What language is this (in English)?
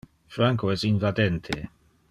Interlingua